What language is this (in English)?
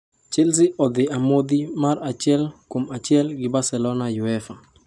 Luo (Kenya and Tanzania)